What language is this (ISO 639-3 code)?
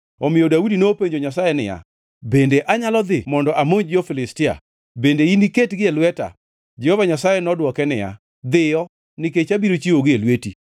luo